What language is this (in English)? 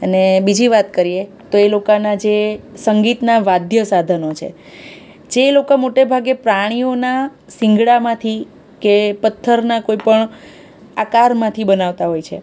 Gujarati